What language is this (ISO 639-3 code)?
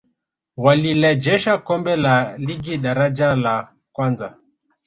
swa